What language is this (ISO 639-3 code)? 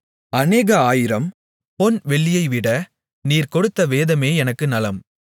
tam